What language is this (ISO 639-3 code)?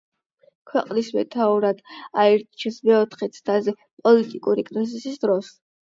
kat